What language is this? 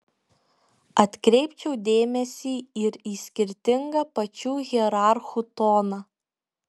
Lithuanian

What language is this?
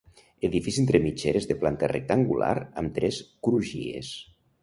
Catalan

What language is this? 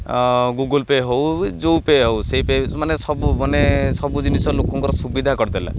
Odia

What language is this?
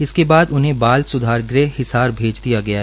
Hindi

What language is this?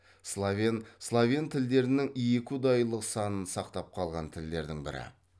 Kazakh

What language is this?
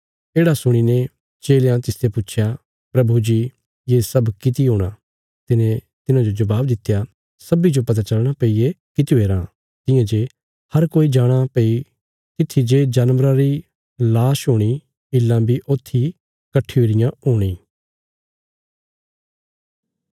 Bilaspuri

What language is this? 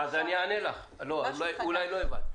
Hebrew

